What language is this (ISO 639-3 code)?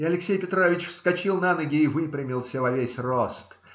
rus